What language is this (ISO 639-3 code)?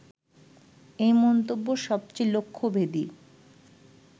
ben